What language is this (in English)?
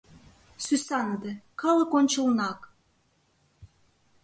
Mari